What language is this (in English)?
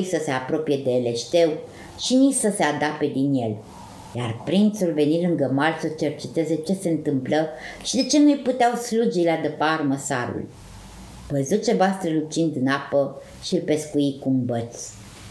Romanian